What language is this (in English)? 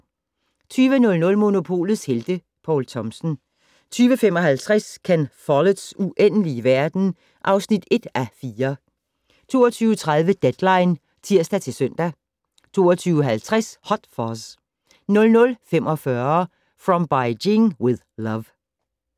Danish